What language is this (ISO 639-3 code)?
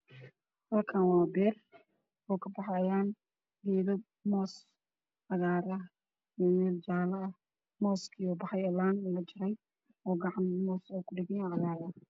som